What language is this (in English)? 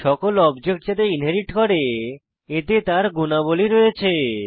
Bangla